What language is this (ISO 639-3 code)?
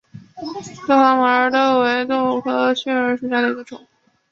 zho